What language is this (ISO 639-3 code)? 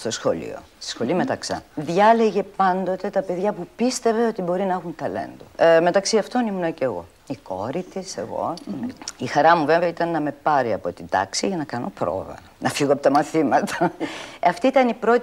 ell